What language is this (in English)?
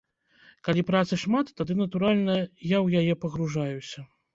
Belarusian